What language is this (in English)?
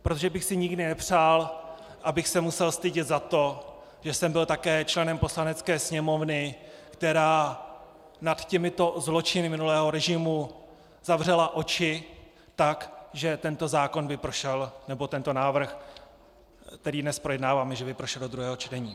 Czech